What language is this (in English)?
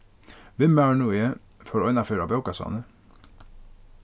Faroese